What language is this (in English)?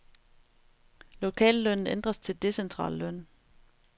Danish